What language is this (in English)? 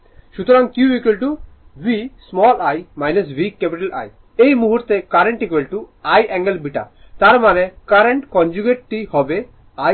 Bangla